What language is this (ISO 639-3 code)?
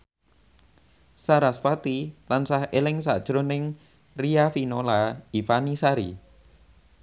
jav